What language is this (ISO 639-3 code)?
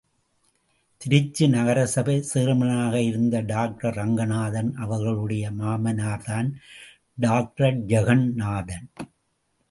tam